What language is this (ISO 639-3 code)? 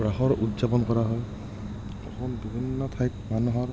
asm